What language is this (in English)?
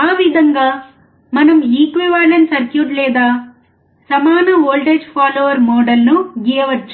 Telugu